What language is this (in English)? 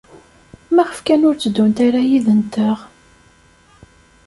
Kabyle